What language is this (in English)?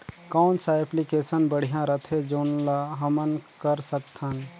Chhattisgarhi